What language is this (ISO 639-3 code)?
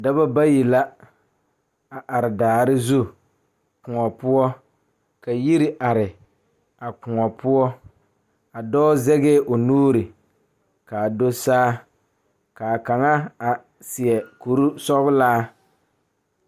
dga